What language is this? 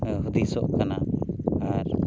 Santali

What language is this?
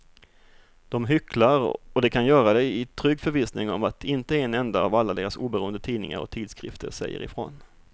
Swedish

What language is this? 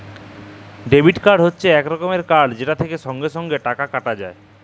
Bangla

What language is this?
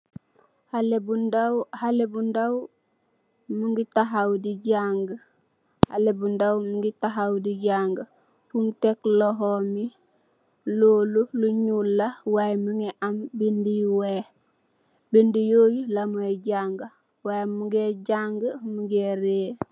Wolof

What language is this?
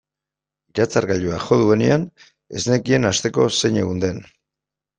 Basque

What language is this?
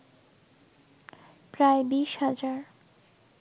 Bangla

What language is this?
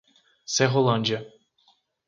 Portuguese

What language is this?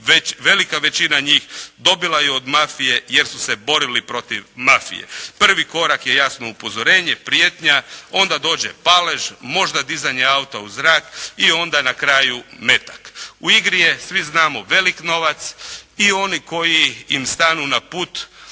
Croatian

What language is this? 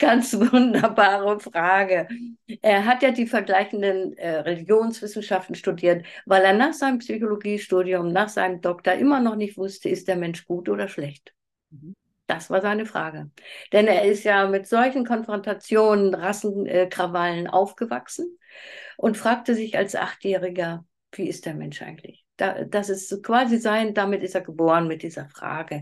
German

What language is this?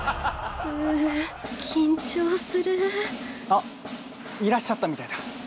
Japanese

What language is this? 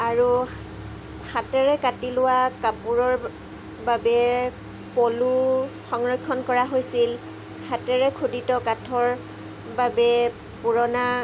Assamese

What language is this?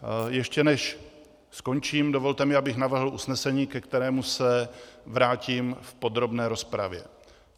Czech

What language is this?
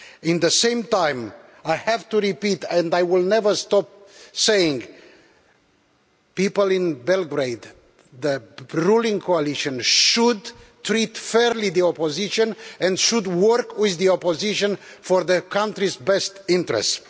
English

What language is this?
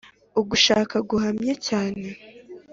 Kinyarwanda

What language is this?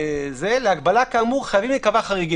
Hebrew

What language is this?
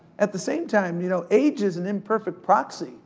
English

